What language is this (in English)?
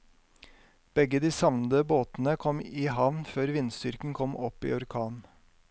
Norwegian